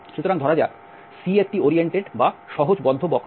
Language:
Bangla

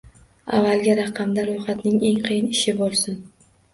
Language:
Uzbek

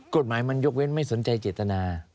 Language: Thai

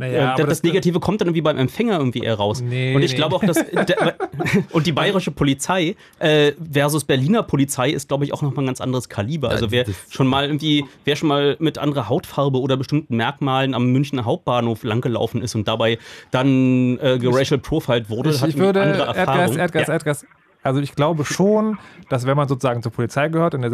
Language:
German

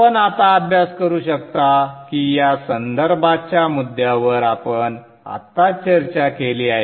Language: Marathi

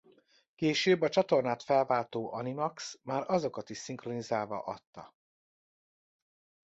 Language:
Hungarian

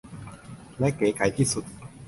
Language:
Thai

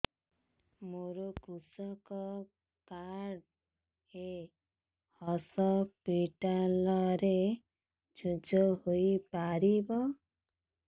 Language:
Odia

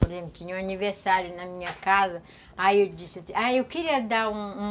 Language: Portuguese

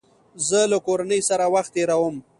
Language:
Pashto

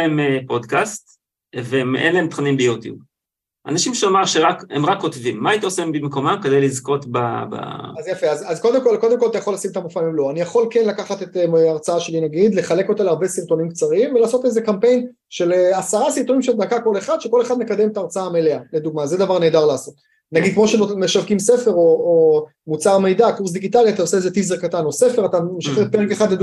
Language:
Hebrew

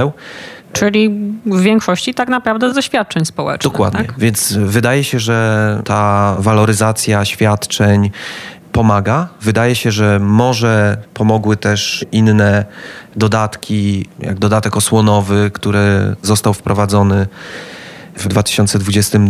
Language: Polish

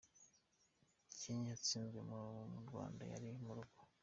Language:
Kinyarwanda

